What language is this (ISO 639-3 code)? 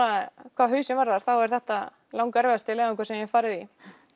isl